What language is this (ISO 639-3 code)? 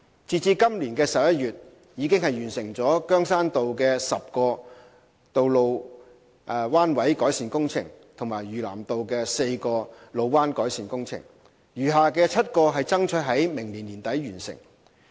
yue